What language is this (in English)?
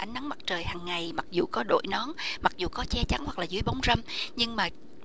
Vietnamese